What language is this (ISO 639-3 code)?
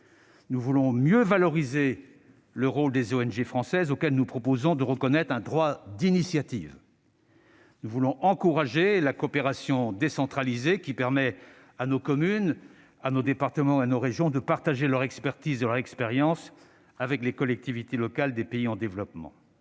fra